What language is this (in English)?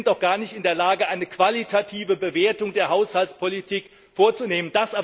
German